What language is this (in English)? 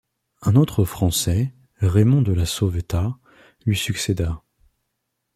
French